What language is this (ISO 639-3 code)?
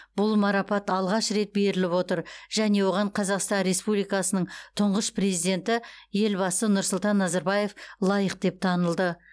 kaz